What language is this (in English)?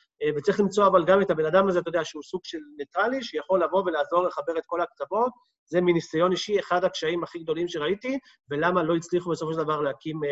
Hebrew